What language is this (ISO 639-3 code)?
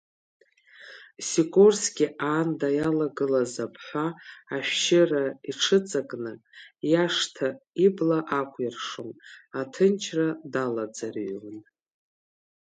abk